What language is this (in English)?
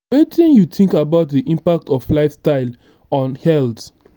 Nigerian Pidgin